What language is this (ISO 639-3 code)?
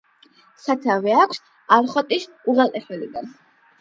kat